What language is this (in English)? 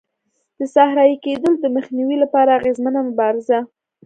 Pashto